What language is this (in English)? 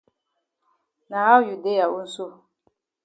Cameroon Pidgin